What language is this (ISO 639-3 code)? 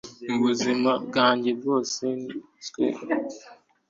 kin